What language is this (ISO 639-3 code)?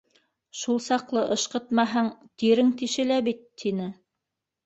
bak